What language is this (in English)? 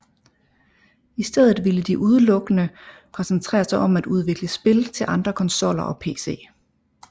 Danish